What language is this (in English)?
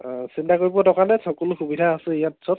Assamese